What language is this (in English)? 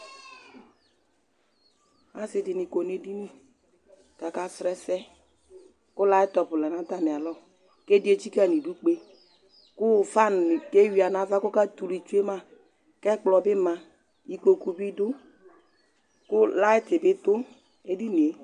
Ikposo